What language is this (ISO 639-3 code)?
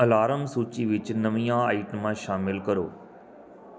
pan